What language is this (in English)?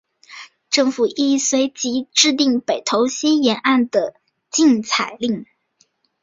Chinese